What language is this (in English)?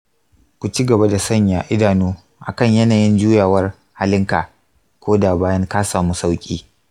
Hausa